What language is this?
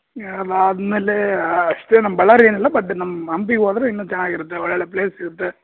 Kannada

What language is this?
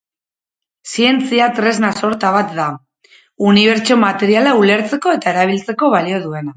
Basque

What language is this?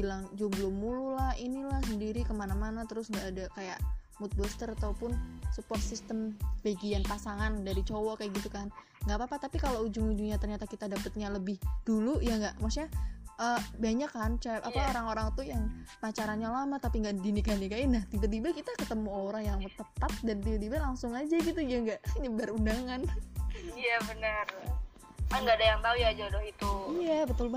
Indonesian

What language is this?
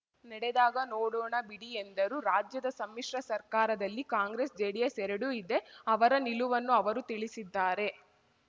Kannada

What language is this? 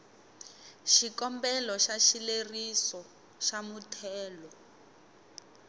Tsonga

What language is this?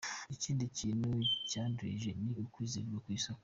Kinyarwanda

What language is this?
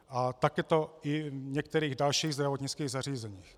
Czech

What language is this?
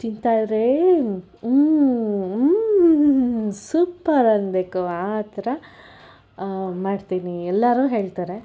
Kannada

